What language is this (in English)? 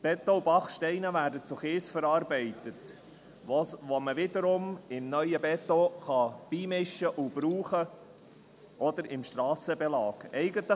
Swiss German